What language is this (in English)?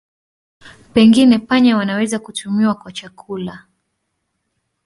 Swahili